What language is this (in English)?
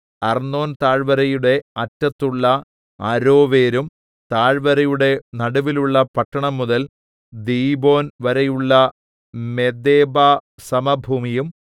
Malayalam